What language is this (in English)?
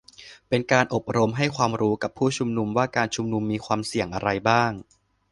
Thai